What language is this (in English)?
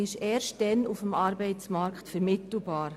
Swiss German